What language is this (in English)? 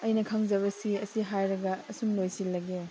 Manipuri